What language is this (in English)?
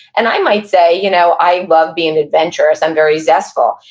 English